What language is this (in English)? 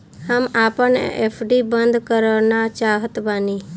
Bhojpuri